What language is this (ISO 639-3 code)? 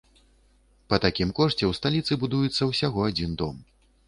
bel